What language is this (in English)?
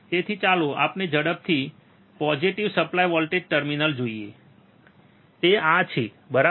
Gujarati